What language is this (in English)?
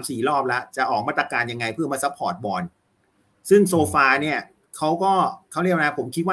Thai